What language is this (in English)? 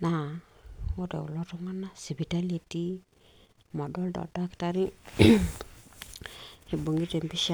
Masai